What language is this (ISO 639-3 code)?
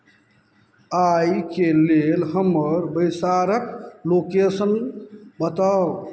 mai